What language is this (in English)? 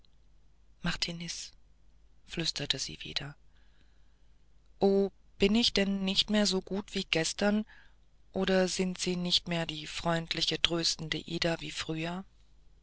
German